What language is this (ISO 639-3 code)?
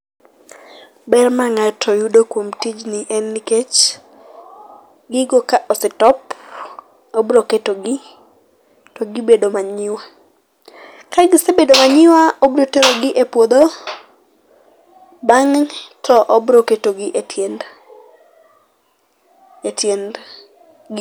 luo